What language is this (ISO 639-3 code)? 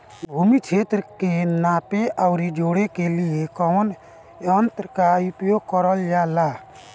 bho